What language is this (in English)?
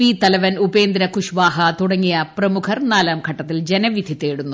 Malayalam